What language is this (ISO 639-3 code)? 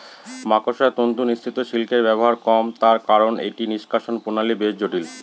ben